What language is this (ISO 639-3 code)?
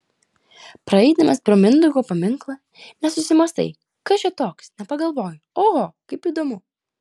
lit